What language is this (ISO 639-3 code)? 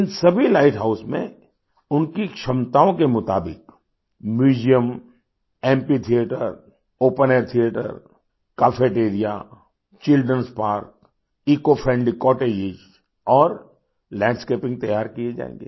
hin